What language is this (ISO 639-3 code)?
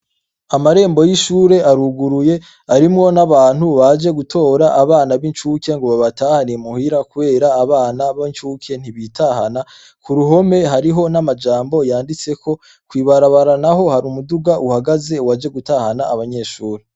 run